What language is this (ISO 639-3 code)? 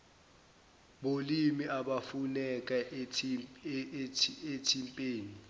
zul